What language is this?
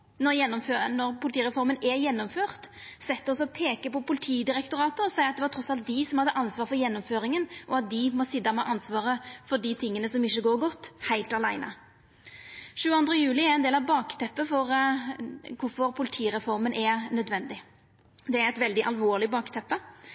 Norwegian Nynorsk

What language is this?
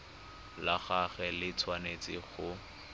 Tswana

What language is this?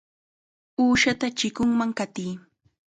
Chiquián Ancash Quechua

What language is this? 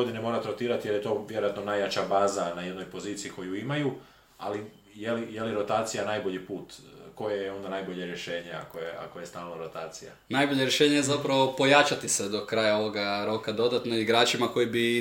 Croatian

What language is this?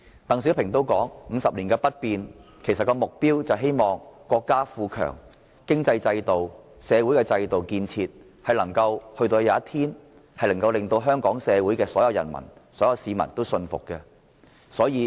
Cantonese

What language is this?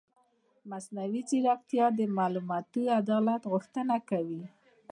Pashto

